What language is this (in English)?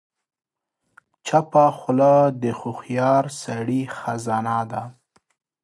Pashto